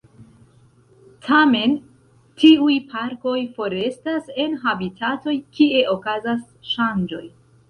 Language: Esperanto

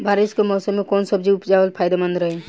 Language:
Bhojpuri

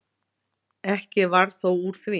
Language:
Icelandic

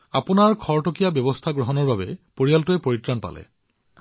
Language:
Assamese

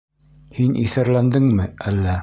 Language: Bashkir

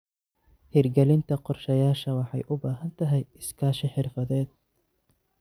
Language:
Somali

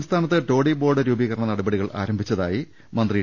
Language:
Malayalam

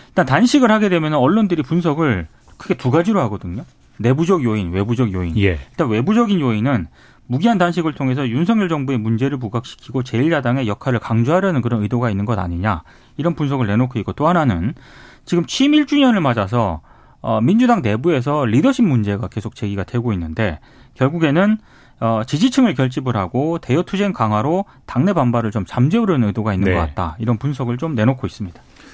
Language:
Korean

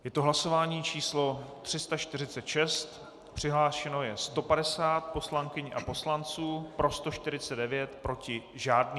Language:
Czech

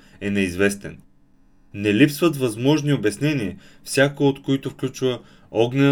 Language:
Bulgarian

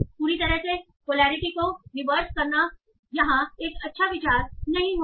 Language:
Hindi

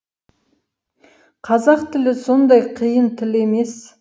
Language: Kazakh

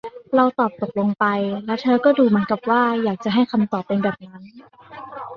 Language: Thai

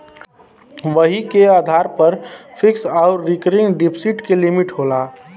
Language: Bhojpuri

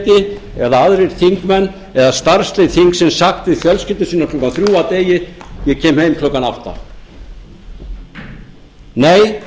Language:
Icelandic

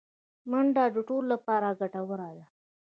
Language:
Pashto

